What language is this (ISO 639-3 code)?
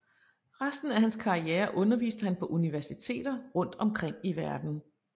dan